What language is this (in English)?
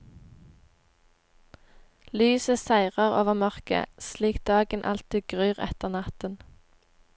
Norwegian